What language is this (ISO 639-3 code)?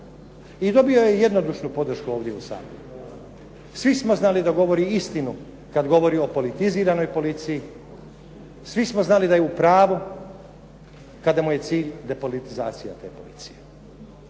hrv